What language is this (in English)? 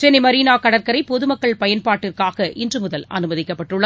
Tamil